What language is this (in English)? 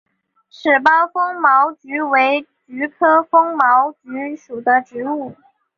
Chinese